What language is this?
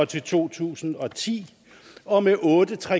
Danish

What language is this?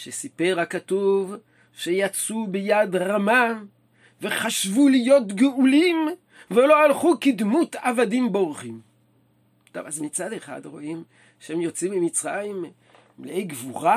Hebrew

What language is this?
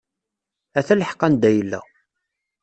Kabyle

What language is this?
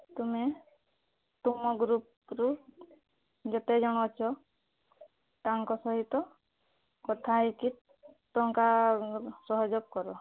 Odia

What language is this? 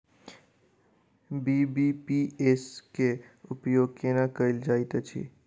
Maithili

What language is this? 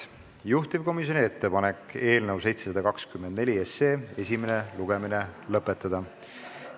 Estonian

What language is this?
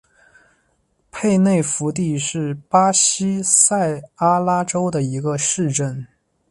Chinese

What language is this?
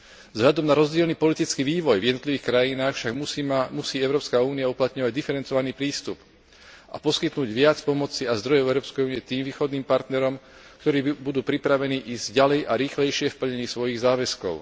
Slovak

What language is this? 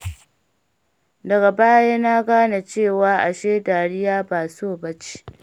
Hausa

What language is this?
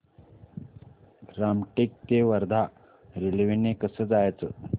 Marathi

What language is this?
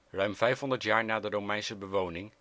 Dutch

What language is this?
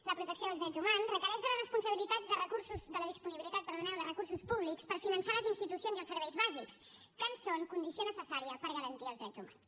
Catalan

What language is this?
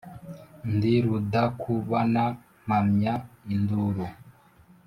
Kinyarwanda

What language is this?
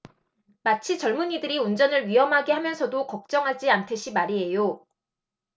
Korean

